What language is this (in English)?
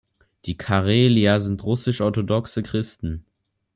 German